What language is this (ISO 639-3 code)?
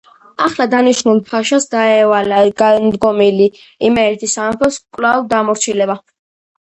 kat